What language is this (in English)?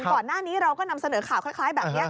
Thai